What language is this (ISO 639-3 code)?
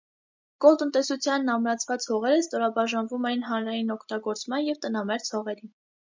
hye